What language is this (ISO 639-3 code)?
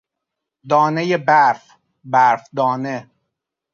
fas